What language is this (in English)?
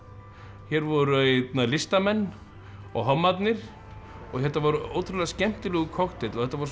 Icelandic